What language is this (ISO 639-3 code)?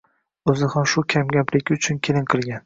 uzb